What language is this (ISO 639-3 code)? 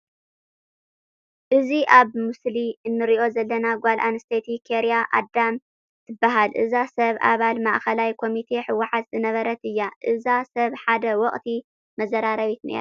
tir